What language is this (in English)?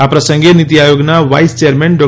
Gujarati